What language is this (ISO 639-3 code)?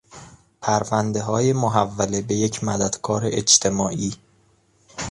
fas